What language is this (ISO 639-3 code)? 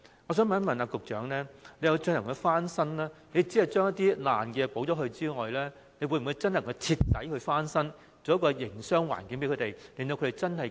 yue